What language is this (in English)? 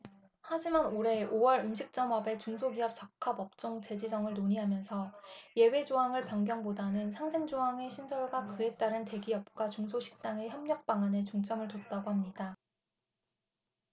Korean